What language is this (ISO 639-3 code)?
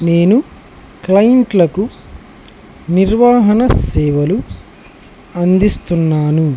tel